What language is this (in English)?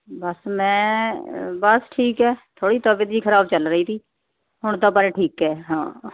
Punjabi